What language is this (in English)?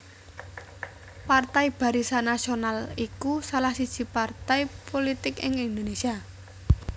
Javanese